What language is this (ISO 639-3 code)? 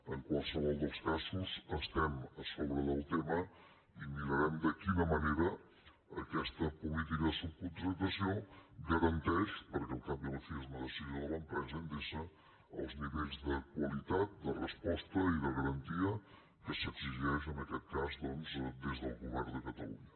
cat